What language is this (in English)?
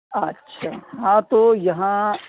Urdu